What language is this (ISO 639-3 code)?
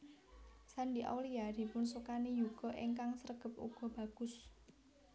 jav